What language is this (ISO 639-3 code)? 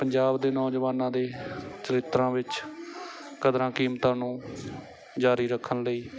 pan